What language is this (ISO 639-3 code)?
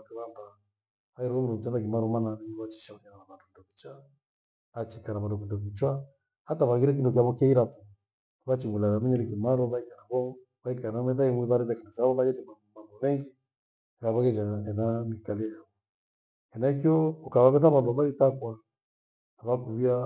gwe